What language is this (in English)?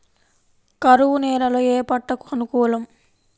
Telugu